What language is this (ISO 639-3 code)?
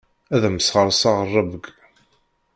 kab